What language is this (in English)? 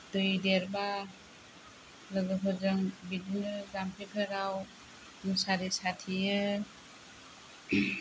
Bodo